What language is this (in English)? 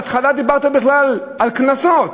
Hebrew